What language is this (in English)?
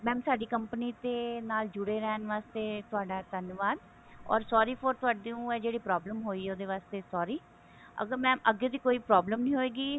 Punjabi